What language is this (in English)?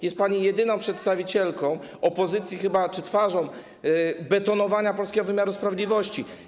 Polish